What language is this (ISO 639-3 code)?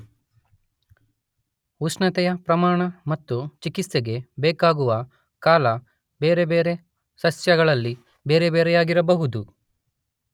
kan